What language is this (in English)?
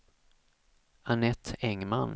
Swedish